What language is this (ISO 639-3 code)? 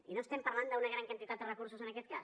cat